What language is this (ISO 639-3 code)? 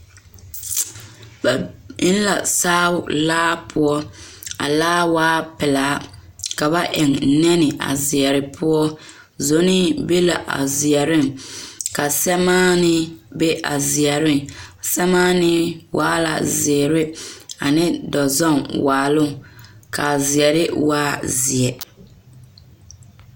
dga